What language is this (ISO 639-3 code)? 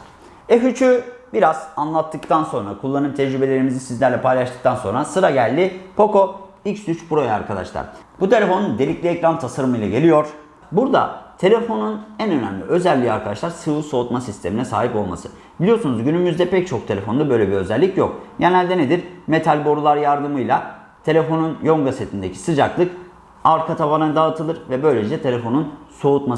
tur